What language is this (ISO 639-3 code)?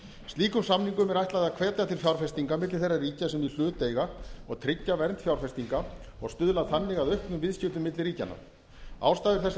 isl